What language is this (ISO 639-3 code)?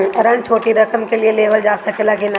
bho